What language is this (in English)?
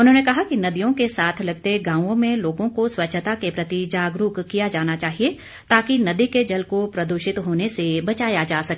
Hindi